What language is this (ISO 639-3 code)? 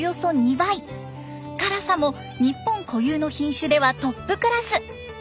jpn